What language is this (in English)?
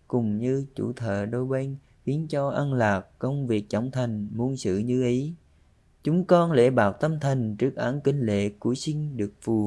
Vietnamese